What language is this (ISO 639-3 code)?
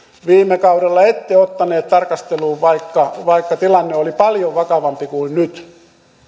fin